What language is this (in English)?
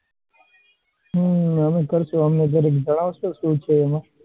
Gujarati